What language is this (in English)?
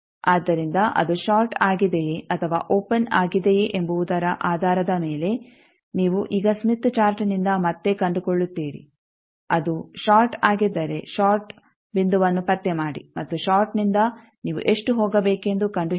Kannada